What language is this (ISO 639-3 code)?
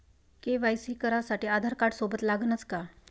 mar